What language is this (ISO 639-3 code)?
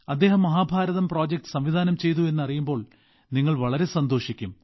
mal